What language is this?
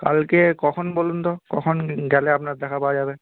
Bangla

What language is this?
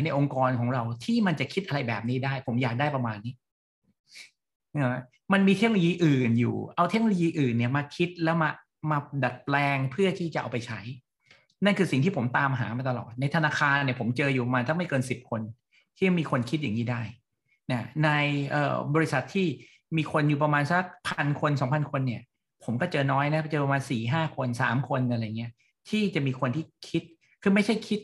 Thai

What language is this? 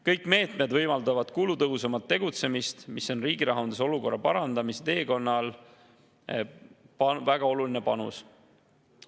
Estonian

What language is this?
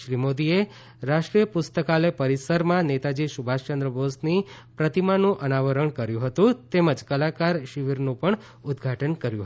Gujarati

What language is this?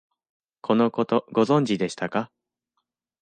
Japanese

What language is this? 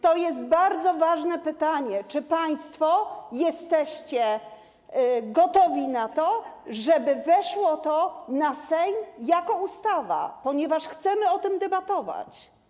Polish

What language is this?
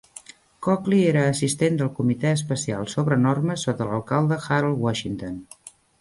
Catalan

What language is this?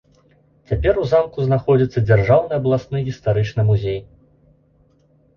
Belarusian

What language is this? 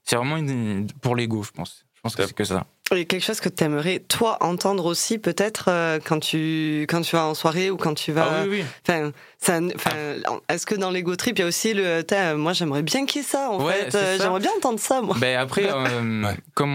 French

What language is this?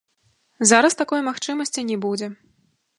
Belarusian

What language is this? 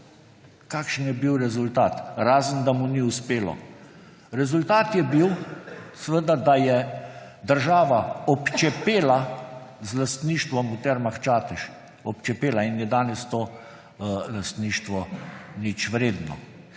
Slovenian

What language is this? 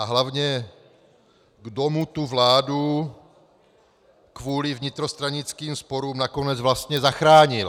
Czech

